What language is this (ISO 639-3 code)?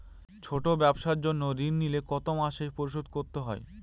ben